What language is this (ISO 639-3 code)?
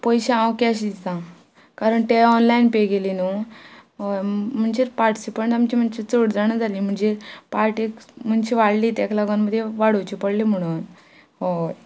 kok